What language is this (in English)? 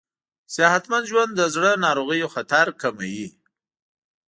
Pashto